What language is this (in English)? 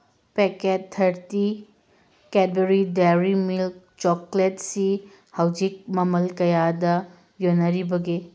Manipuri